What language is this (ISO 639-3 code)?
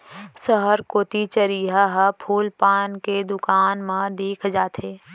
hne